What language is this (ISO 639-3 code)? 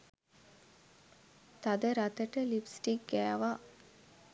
sin